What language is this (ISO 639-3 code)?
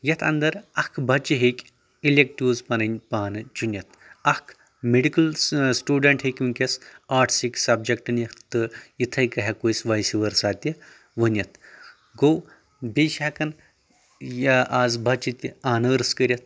kas